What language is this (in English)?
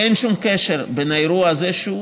Hebrew